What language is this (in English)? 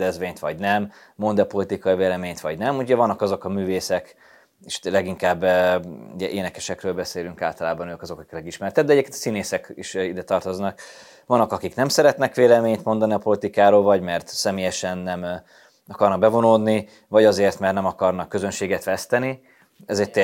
Hungarian